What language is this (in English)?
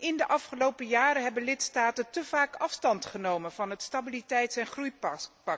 Dutch